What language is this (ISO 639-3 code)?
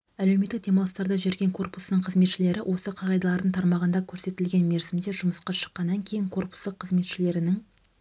kaz